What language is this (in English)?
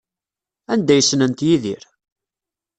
Kabyle